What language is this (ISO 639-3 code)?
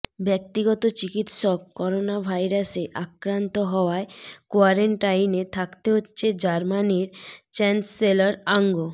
ben